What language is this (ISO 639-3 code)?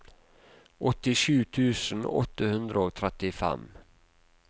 nor